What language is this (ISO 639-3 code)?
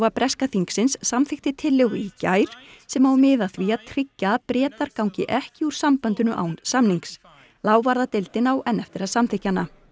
isl